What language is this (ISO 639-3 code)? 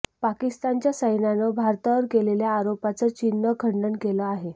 mar